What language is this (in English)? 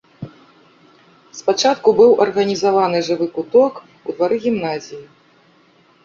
Belarusian